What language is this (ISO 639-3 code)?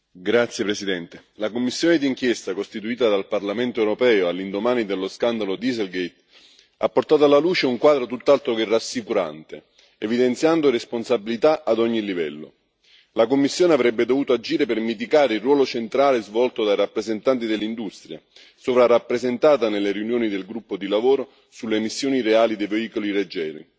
ita